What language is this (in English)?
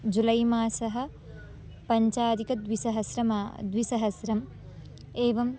Sanskrit